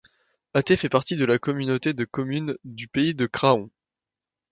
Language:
French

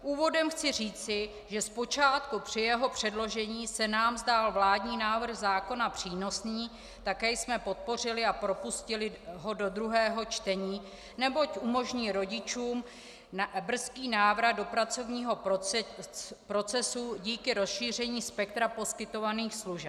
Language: Czech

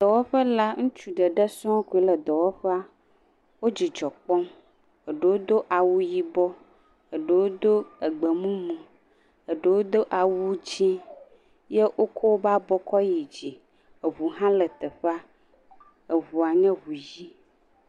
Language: Ewe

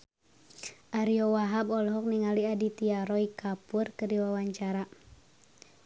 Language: Sundanese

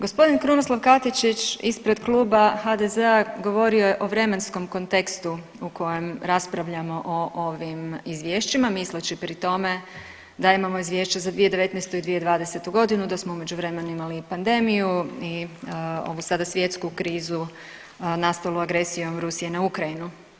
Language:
Croatian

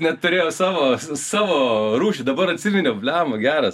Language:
Lithuanian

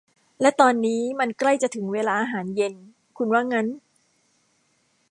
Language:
Thai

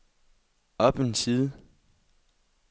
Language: Danish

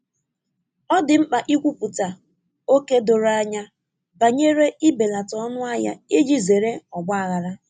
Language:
Igbo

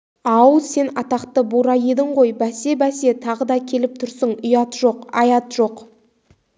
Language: Kazakh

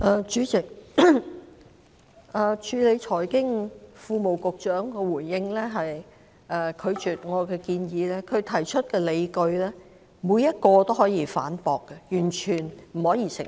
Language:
Cantonese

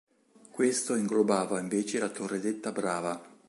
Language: Italian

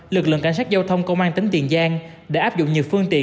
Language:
Vietnamese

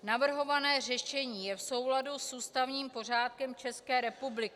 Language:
Czech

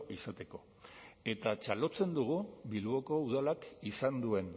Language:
Basque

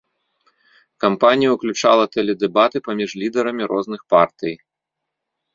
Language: Belarusian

